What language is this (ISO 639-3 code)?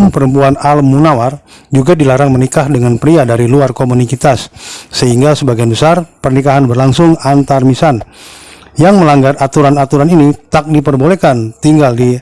ind